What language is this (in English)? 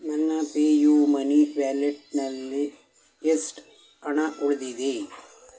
Kannada